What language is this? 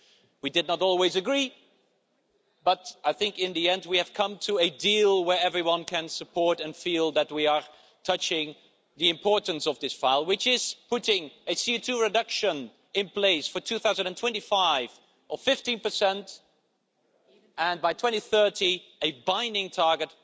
English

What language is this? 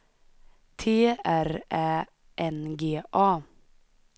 Swedish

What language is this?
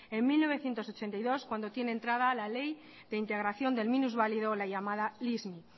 Spanish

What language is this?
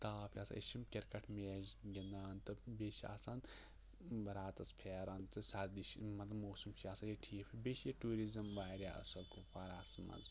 Kashmiri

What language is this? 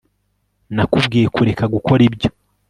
Kinyarwanda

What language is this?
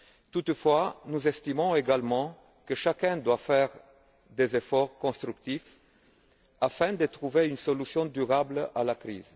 French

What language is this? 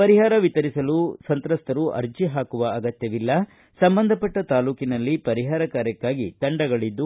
Kannada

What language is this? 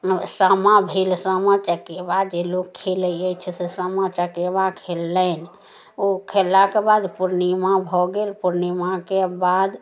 Maithili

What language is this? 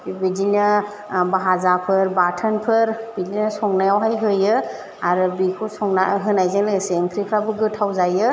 Bodo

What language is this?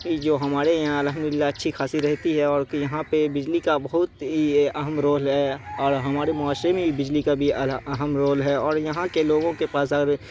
Urdu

